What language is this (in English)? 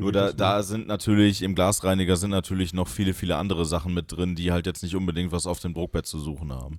German